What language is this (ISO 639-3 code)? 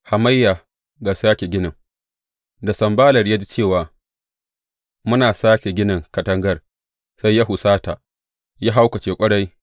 hau